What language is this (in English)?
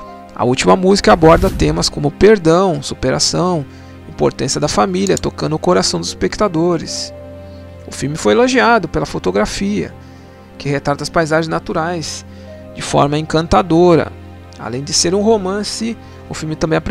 Portuguese